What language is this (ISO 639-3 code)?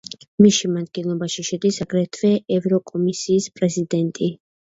kat